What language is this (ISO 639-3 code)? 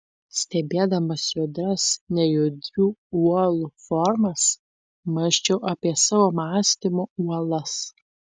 lit